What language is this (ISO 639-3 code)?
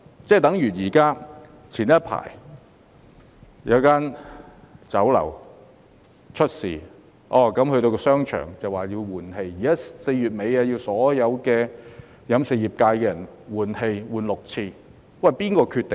yue